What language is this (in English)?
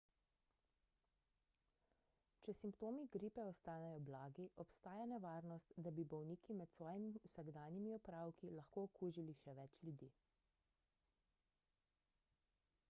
Slovenian